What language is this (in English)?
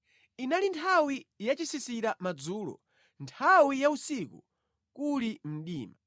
Nyanja